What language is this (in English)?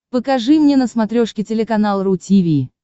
Russian